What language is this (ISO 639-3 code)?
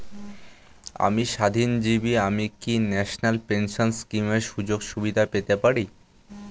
ben